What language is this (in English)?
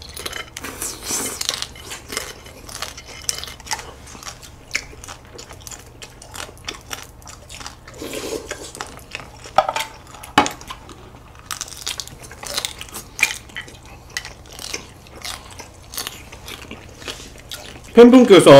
Korean